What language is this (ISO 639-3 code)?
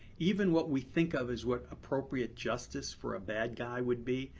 eng